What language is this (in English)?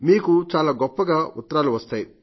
Telugu